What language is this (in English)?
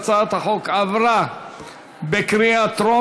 Hebrew